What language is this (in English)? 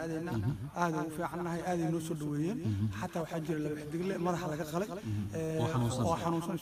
Arabic